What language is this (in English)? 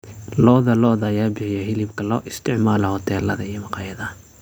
Somali